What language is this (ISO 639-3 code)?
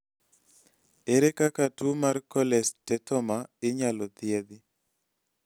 luo